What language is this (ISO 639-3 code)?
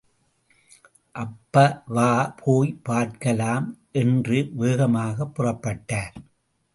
tam